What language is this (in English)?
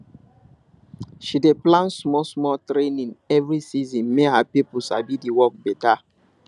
Nigerian Pidgin